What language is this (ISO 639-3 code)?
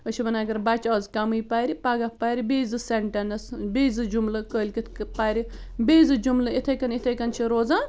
kas